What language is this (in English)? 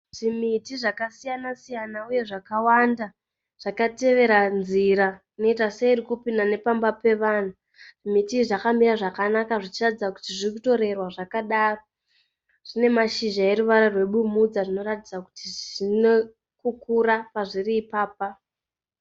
Shona